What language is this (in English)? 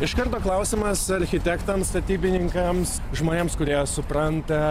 Lithuanian